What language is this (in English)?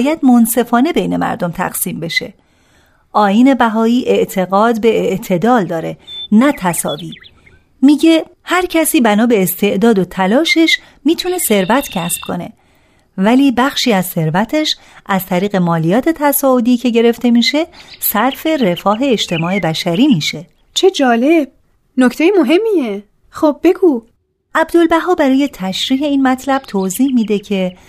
Persian